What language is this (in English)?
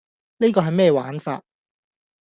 Cantonese